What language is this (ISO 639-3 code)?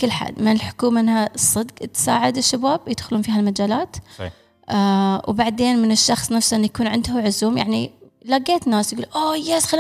ara